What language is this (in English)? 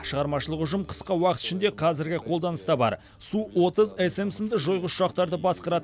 Kazakh